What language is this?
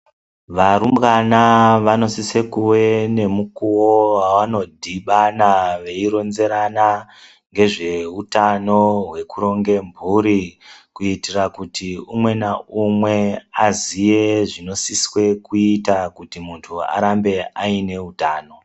Ndau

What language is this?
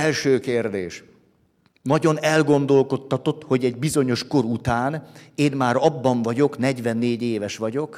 Hungarian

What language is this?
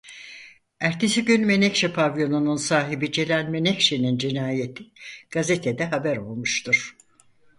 Turkish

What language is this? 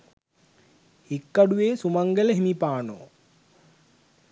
Sinhala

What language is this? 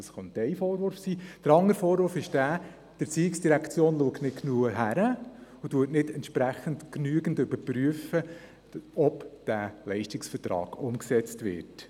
Swiss German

